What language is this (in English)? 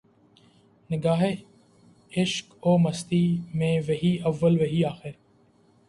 Urdu